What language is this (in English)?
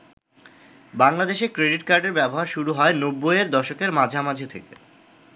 Bangla